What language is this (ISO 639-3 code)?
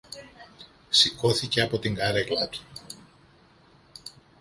ell